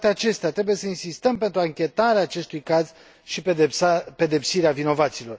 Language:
Romanian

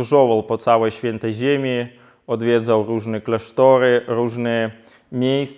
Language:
Polish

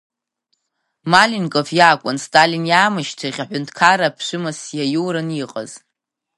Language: Abkhazian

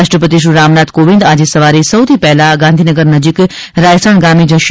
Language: Gujarati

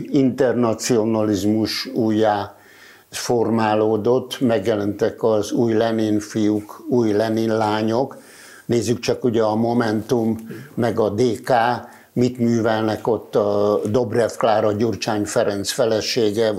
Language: Hungarian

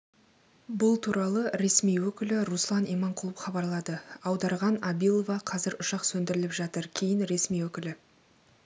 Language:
Kazakh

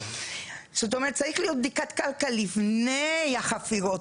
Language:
Hebrew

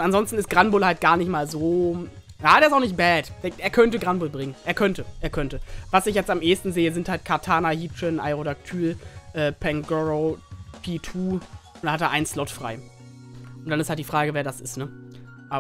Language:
German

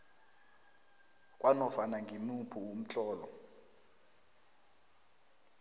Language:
South Ndebele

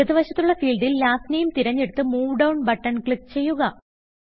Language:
Malayalam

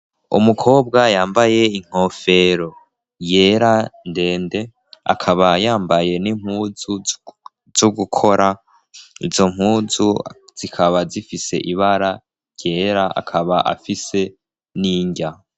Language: Rundi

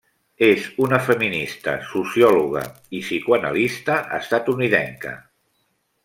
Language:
Catalan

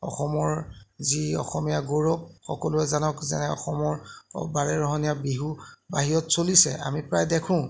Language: Assamese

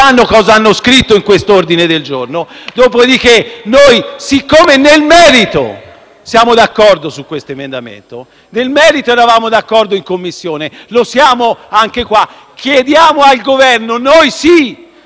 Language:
Italian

